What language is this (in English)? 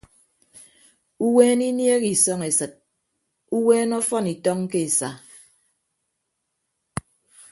Ibibio